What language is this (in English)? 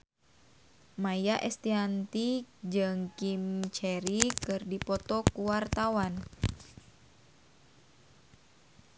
Sundanese